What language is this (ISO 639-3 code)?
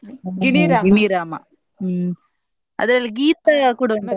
kan